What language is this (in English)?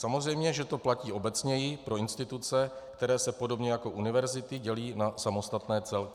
Czech